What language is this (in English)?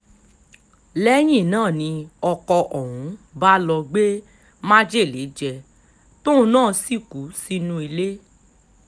Yoruba